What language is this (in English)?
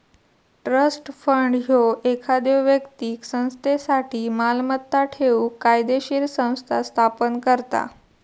Marathi